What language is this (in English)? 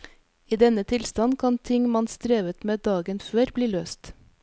Norwegian